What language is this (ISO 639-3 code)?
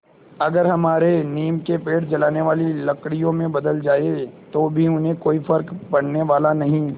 hin